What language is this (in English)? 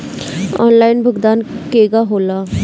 Bhojpuri